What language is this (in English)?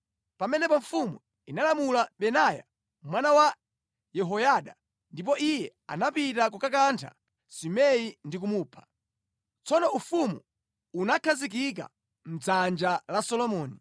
Nyanja